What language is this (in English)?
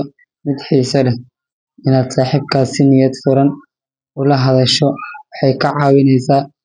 Somali